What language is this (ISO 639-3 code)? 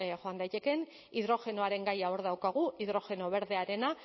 eus